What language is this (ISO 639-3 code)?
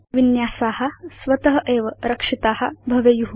san